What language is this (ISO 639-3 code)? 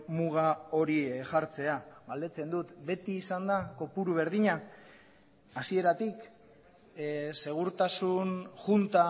eus